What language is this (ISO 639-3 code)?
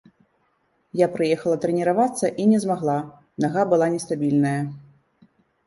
bel